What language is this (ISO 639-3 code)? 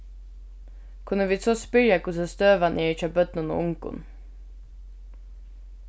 fao